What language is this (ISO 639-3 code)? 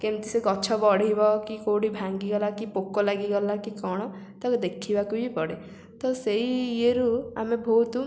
ori